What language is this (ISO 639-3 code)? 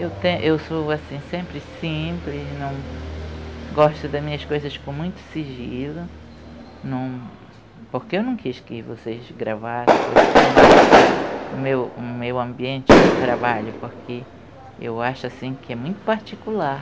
por